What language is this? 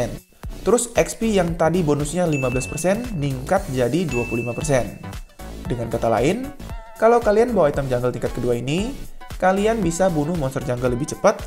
Indonesian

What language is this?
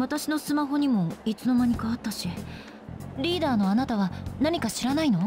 Japanese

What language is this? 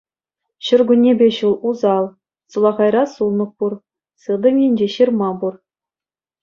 Chuvash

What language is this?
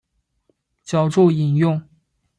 Chinese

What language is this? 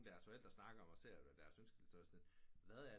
Danish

